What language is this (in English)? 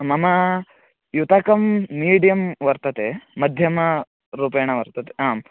Sanskrit